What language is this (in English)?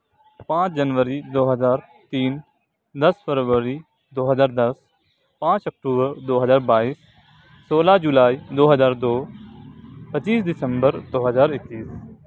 Urdu